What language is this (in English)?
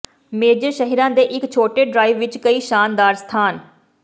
Punjabi